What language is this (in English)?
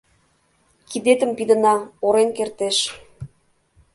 Mari